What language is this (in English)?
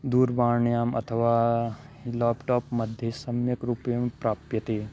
Sanskrit